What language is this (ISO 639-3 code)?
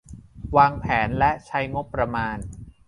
tha